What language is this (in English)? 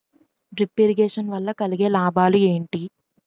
Telugu